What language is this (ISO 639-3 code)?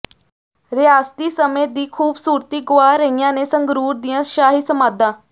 pan